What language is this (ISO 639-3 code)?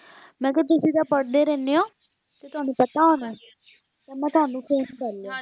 pan